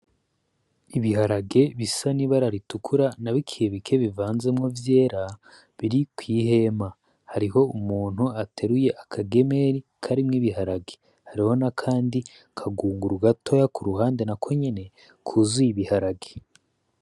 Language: Rundi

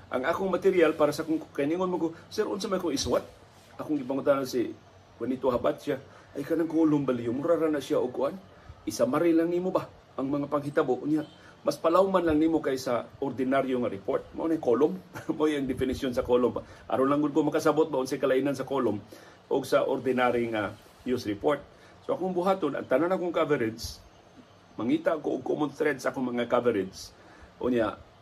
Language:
Filipino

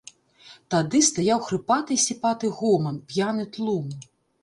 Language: Belarusian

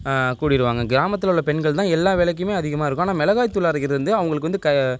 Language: Tamil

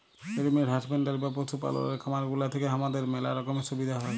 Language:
Bangla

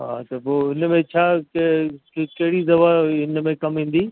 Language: Sindhi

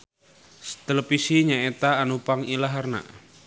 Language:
Sundanese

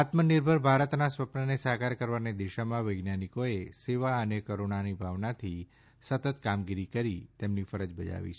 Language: Gujarati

